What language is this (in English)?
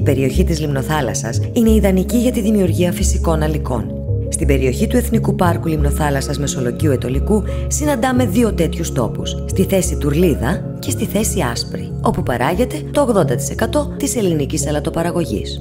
Greek